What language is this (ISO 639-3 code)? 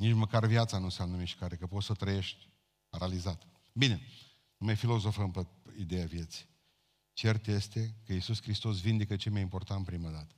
ron